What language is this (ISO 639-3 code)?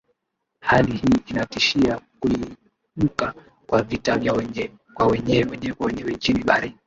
swa